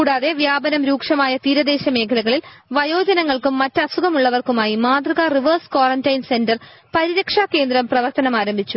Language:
Malayalam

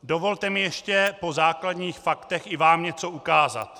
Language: Czech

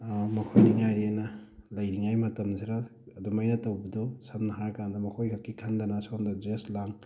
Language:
Manipuri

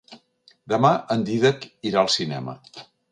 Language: Catalan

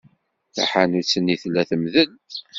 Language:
Kabyle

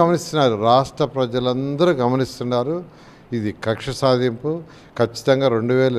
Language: Hindi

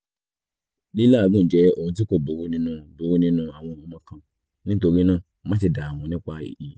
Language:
Yoruba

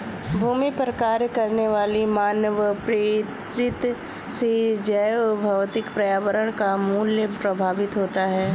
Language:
Hindi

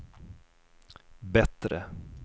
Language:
Swedish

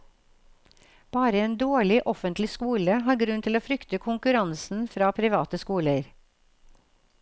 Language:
Norwegian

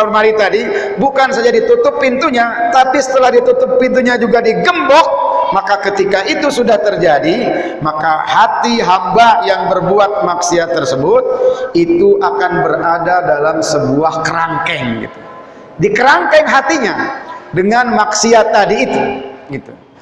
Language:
Indonesian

